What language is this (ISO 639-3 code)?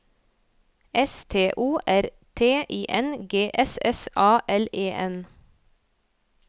nor